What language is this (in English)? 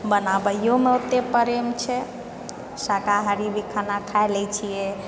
Maithili